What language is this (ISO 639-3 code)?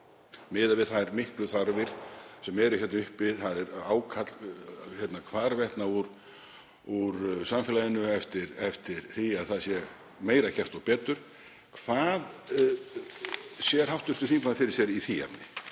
isl